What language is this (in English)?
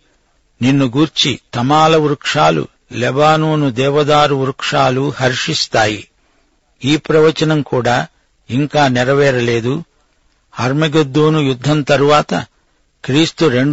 Telugu